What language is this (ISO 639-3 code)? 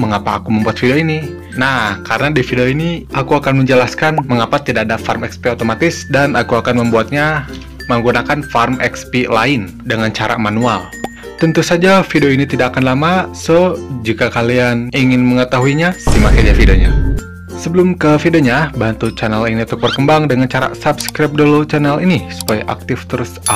ind